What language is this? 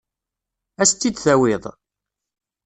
Kabyle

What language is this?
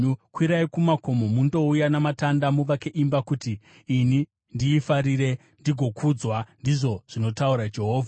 Shona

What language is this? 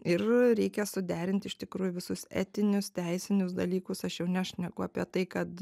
Lithuanian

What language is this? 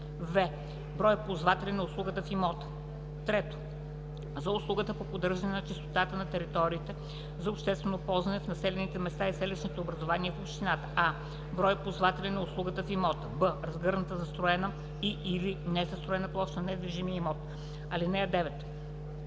Bulgarian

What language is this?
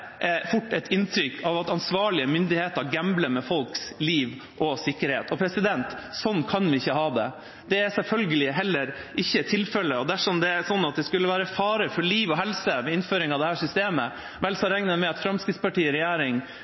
Norwegian Bokmål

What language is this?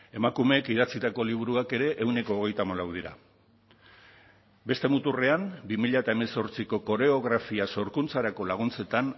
Basque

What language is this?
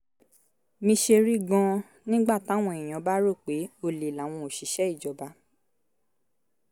Yoruba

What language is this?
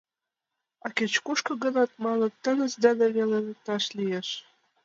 Mari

